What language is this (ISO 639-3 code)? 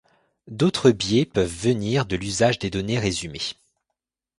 fra